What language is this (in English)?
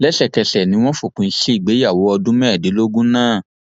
Yoruba